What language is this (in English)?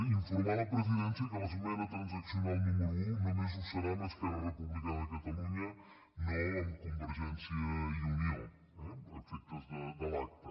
Catalan